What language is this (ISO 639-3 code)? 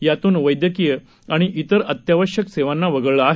mar